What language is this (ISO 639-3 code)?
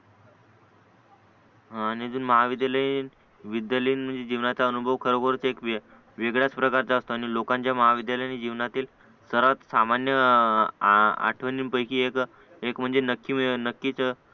mar